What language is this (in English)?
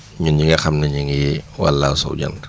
Wolof